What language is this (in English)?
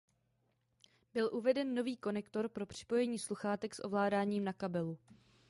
Czech